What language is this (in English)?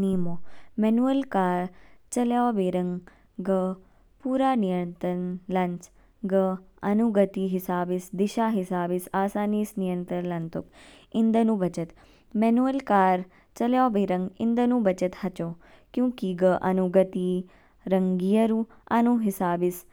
Kinnauri